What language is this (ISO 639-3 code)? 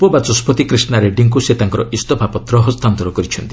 ori